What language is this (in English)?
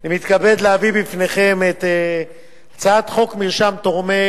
Hebrew